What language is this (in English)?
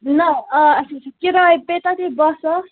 Kashmiri